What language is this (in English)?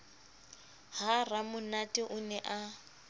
Southern Sotho